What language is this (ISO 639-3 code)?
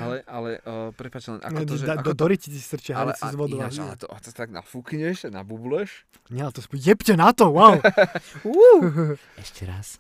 slk